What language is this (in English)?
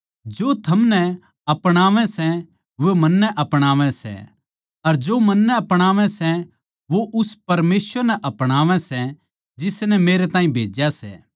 Haryanvi